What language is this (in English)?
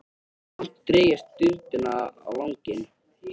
Icelandic